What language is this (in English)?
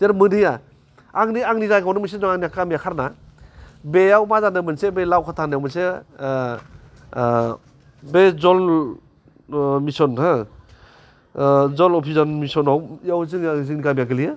Bodo